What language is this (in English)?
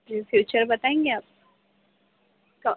Urdu